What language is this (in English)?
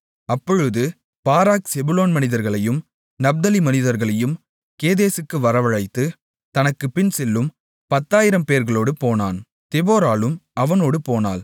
Tamil